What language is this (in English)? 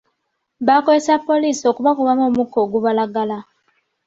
Ganda